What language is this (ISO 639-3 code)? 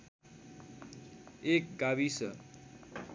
nep